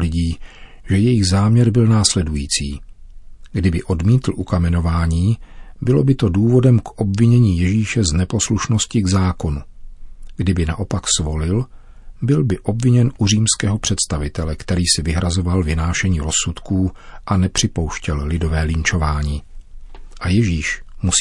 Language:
Czech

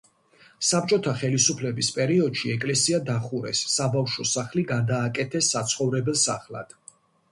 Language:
Georgian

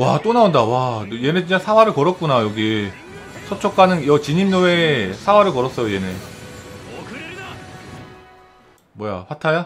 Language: Korean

